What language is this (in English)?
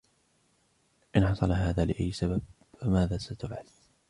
Arabic